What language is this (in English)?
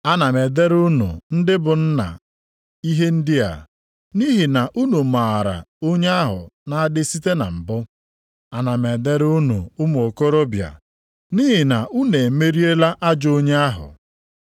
Igbo